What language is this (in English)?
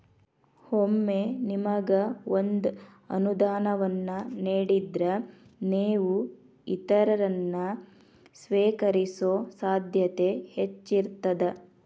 Kannada